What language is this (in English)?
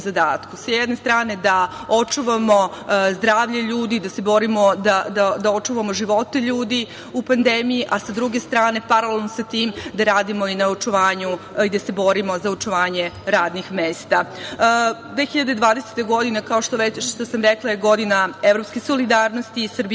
Serbian